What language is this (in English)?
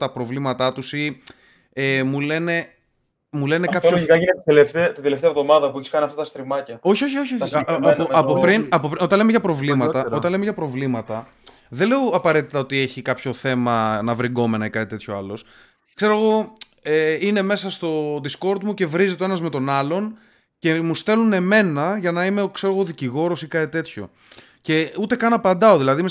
Greek